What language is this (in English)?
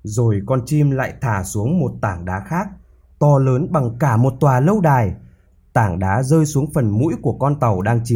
Vietnamese